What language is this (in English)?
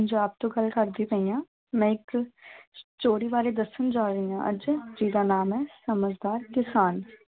Punjabi